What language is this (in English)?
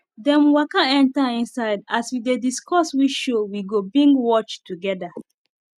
Nigerian Pidgin